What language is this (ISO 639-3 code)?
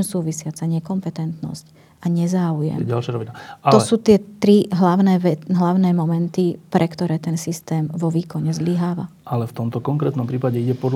slk